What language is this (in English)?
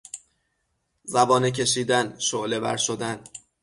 Persian